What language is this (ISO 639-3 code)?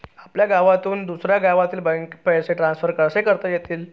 mar